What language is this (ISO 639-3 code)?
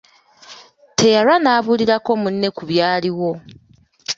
lug